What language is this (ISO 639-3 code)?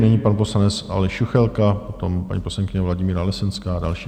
ces